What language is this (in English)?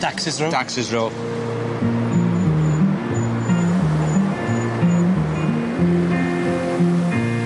Welsh